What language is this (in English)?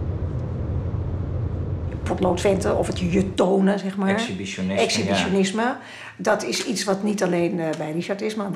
Dutch